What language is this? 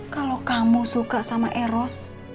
Indonesian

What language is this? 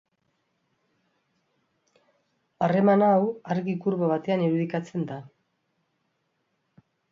Basque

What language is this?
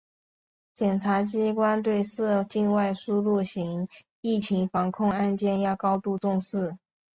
Chinese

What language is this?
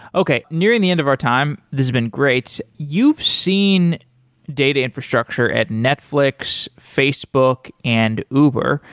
English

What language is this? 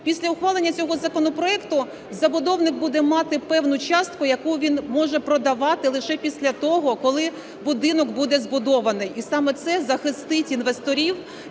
Ukrainian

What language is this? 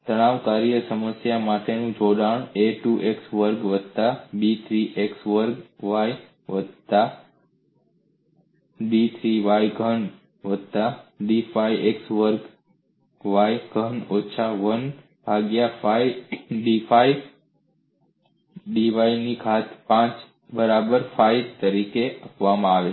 Gujarati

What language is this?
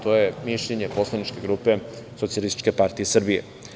Serbian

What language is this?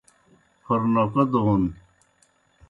Kohistani Shina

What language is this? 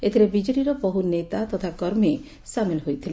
Odia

